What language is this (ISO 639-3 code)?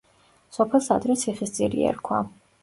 kat